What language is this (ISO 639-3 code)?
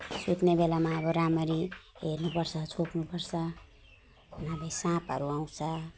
nep